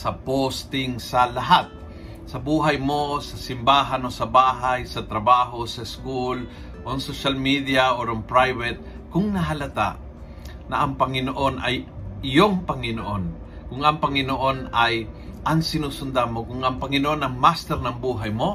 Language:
Filipino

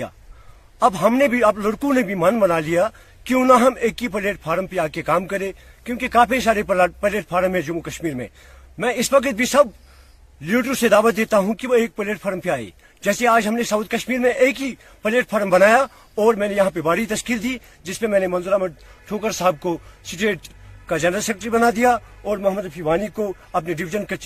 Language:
Urdu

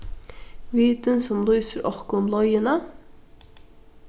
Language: Faroese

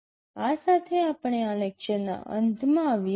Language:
Gujarati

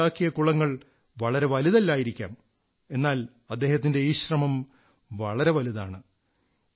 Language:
Malayalam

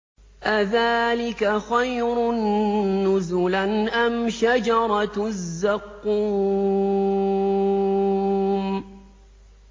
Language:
Arabic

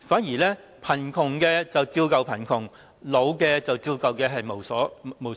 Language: Cantonese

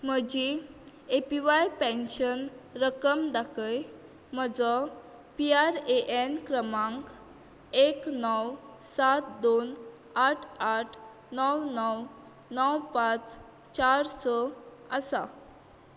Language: Konkani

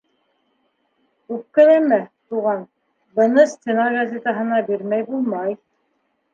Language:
Bashkir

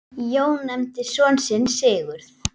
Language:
Icelandic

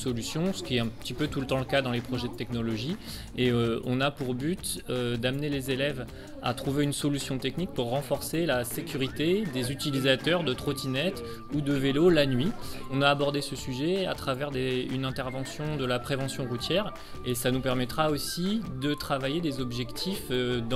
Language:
French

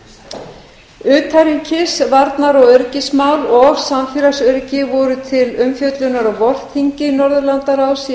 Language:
Icelandic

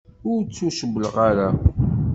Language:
Kabyle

